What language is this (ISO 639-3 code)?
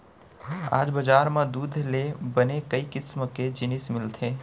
hne